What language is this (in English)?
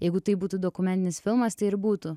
Lithuanian